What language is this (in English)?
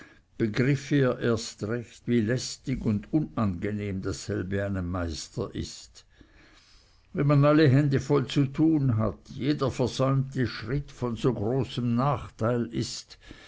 German